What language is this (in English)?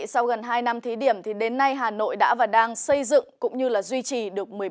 Vietnamese